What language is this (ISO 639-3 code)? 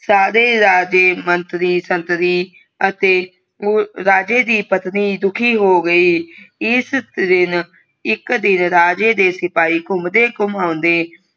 pan